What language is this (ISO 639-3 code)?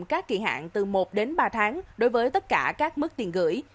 vie